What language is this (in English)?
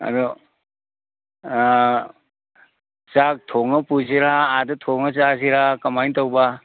Manipuri